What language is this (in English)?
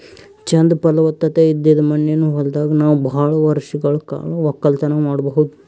Kannada